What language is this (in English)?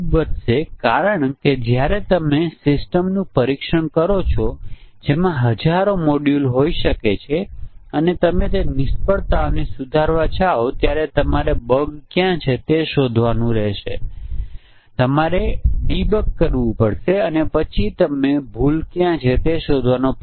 Gujarati